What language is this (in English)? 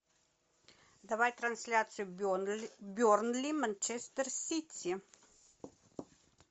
Russian